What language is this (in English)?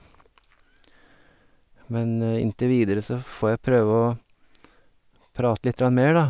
Norwegian